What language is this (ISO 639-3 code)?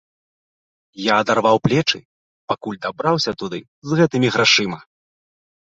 bel